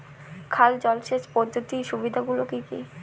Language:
Bangla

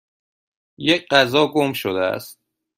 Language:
Persian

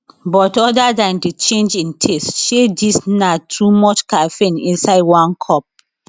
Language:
Nigerian Pidgin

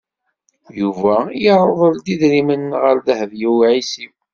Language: Kabyle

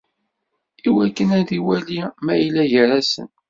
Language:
Kabyle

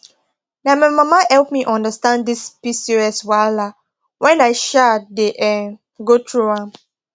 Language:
Nigerian Pidgin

